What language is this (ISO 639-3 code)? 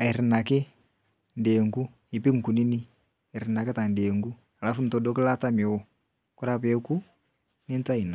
mas